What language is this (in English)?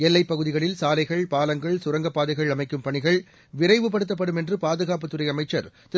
Tamil